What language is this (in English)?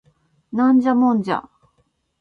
Japanese